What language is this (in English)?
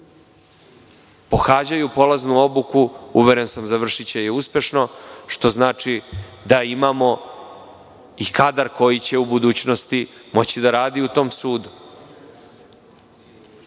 Serbian